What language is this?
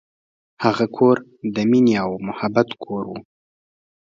Pashto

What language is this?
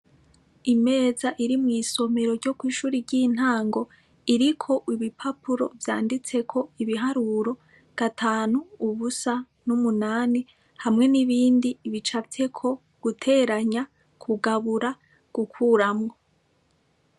Rundi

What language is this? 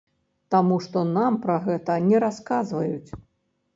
Belarusian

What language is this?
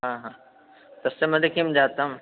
Sanskrit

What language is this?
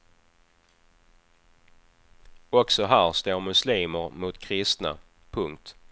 Swedish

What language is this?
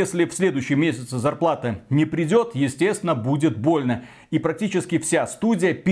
Russian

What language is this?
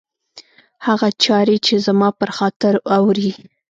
Pashto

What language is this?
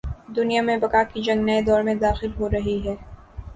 Urdu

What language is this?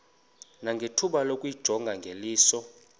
Xhosa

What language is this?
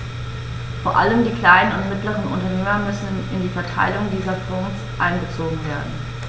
German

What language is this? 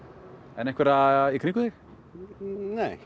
Icelandic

